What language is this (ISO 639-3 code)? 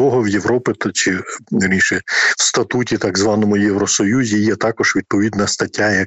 ukr